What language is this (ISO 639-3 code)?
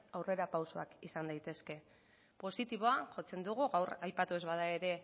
eus